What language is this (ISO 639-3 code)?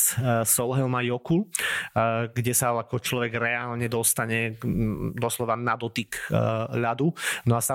slk